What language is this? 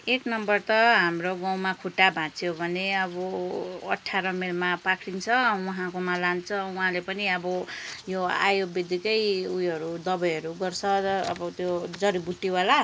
Nepali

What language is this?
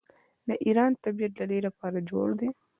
Pashto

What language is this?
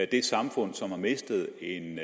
Danish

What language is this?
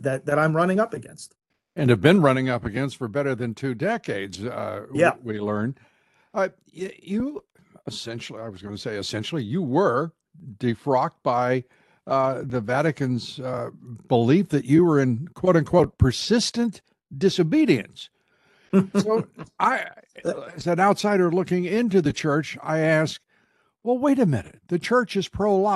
English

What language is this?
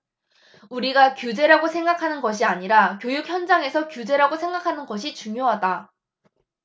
Korean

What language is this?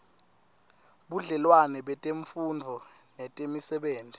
Swati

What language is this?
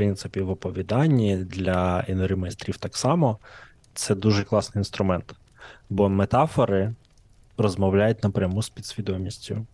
Ukrainian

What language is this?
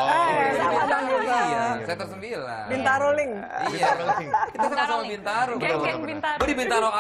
Indonesian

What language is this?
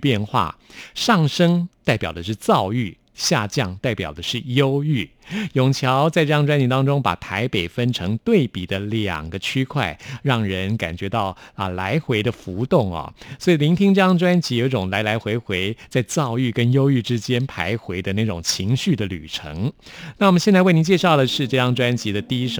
Chinese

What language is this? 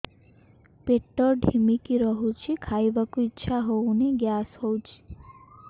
Odia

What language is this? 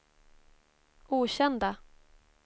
Swedish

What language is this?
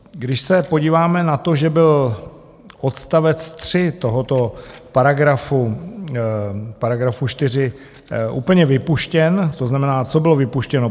Czech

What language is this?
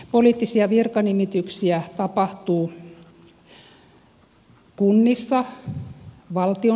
Finnish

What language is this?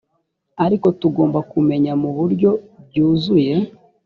Kinyarwanda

